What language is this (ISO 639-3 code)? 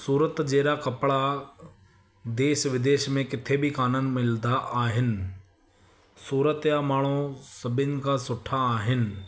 snd